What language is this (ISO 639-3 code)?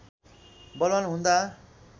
nep